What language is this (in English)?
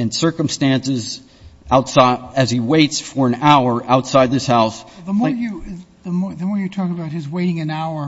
English